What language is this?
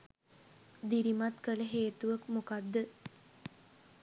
Sinhala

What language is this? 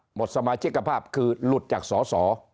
Thai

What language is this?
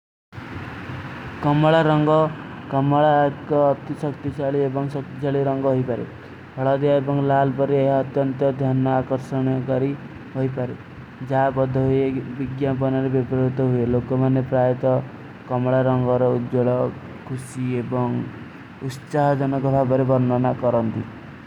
Kui (India)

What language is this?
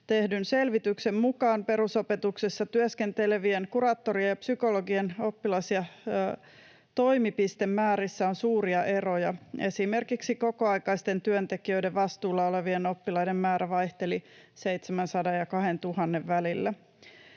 Finnish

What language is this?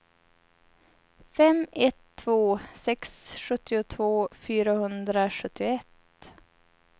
Swedish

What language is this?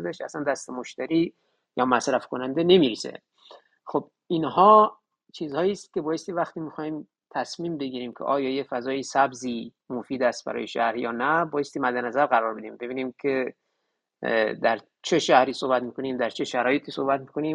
Persian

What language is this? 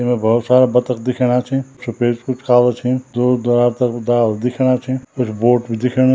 Garhwali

